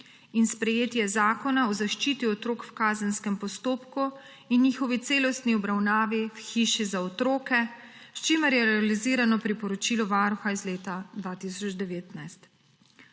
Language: Slovenian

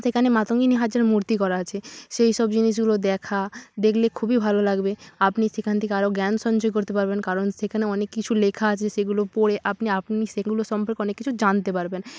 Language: Bangla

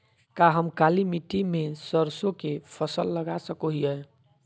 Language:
Magahi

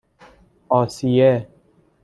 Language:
Persian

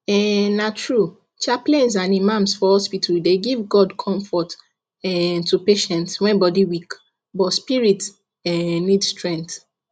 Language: Nigerian Pidgin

